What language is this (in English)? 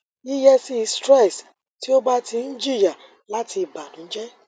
Yoruba